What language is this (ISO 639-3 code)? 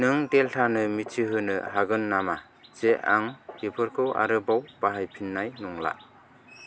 brx